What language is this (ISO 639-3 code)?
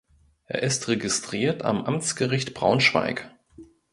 deu